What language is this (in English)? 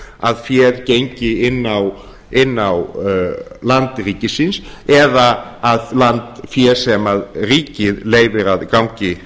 Icelandic